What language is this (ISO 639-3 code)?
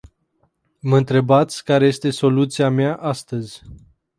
ron